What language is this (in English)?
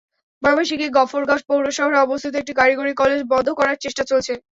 Bangla